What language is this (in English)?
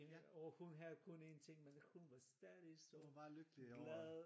Danish